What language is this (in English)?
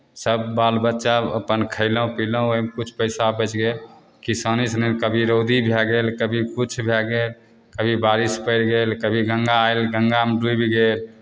Maithili